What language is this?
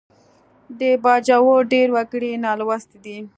Pashto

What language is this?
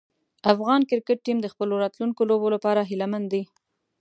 Pashto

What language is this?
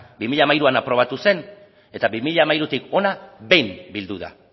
Basque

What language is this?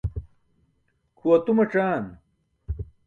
Burushaski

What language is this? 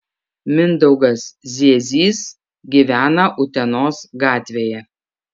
Lithuanian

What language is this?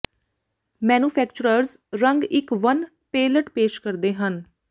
Punjabi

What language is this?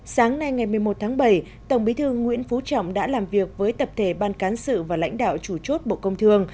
Vietnamese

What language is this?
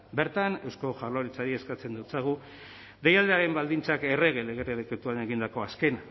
Basque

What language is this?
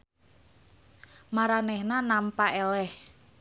Sundanese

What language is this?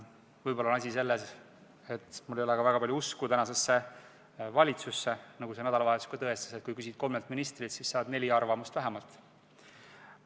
Estonian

